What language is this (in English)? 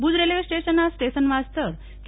Gujarati